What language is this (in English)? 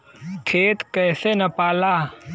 Bhojpuri